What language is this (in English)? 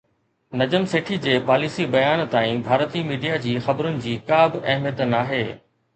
Sindhi